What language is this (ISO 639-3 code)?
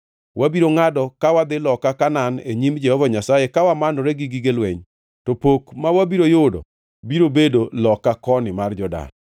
luo